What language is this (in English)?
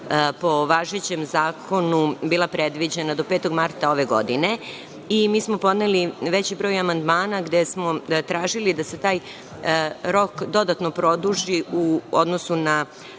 Serbian